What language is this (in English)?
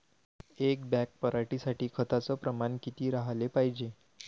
Marathi